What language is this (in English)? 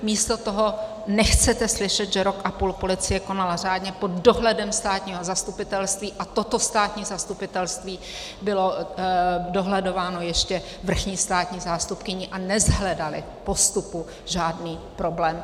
Czech